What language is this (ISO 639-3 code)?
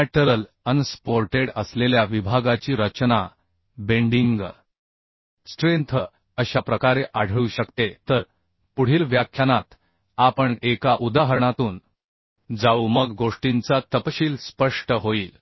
mar